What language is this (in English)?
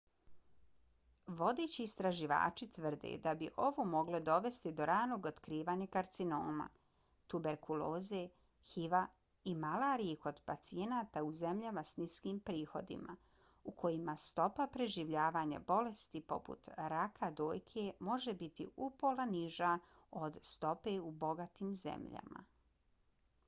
Bosnian